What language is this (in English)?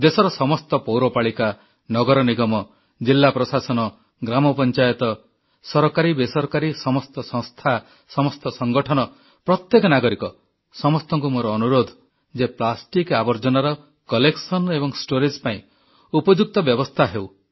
Odia